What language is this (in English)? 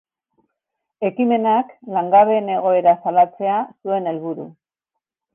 Basque